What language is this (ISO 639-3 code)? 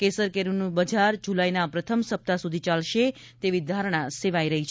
guj